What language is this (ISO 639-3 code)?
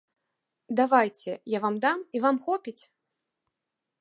bel